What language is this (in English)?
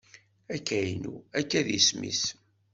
Kabyle